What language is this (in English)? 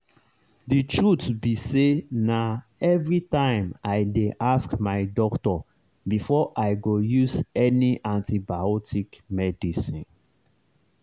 Nigerian Pidgin